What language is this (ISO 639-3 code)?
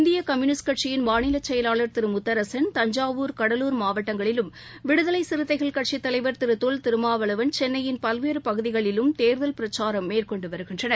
tam